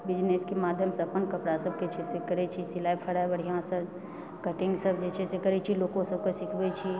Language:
Maithili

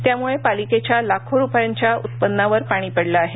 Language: Marathi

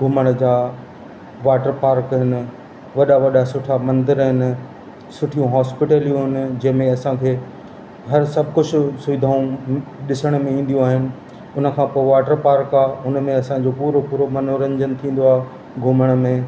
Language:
Sindhi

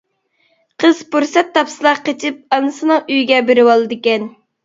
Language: Uyghur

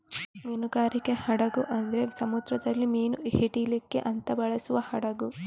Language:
Kannada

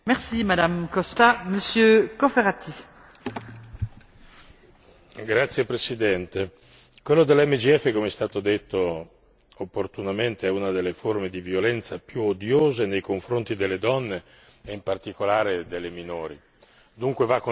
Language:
Italian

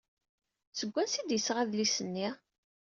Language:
Kabyle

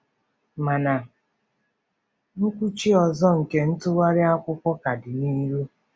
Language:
Igbo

